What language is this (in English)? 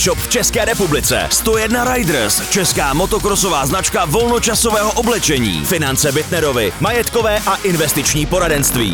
Czech